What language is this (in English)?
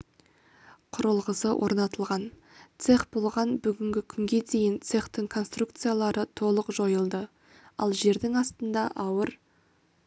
Kazakh